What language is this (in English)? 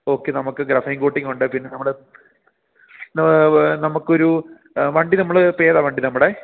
Malayalam